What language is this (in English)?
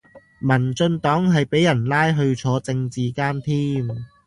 Cantonese